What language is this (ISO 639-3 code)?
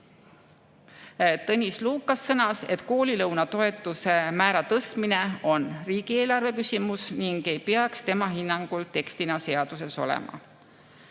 est